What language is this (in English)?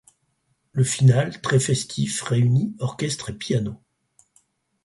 French